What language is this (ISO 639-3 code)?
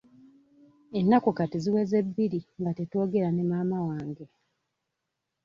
lug